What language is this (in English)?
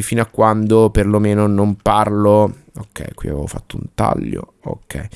Italian